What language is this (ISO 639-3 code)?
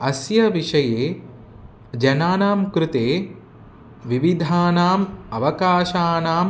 san